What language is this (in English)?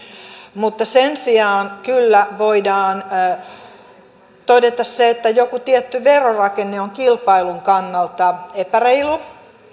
Finnish